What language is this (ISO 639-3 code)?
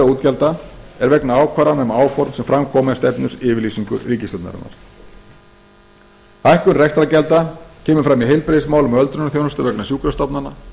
isl